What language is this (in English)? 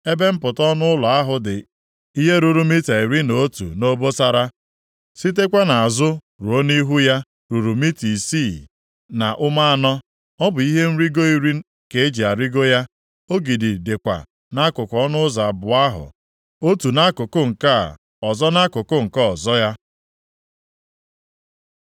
Igbo